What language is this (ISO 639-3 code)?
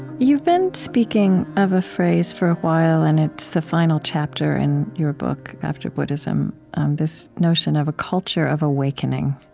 eng